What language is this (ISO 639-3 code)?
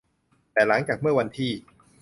tha